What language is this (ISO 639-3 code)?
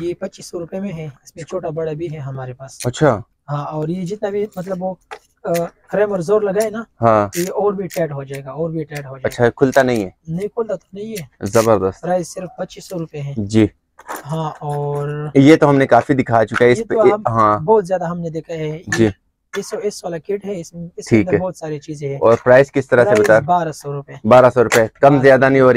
hin